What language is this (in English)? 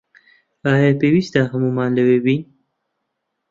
Central Kurdish